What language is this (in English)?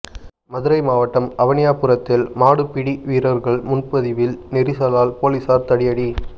Tamil